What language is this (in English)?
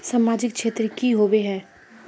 Magahi